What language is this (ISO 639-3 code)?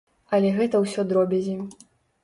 bel